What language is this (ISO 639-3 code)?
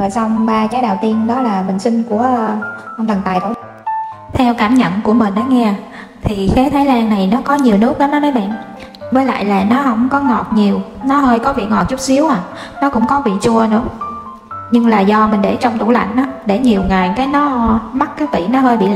vie